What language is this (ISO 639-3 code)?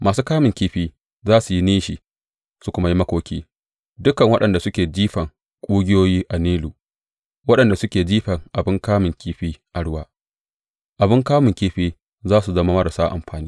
hau